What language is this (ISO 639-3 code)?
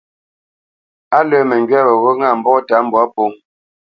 bce